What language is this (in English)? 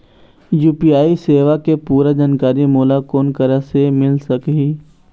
Chhattisgarhi